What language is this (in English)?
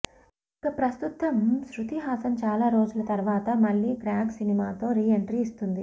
Telugu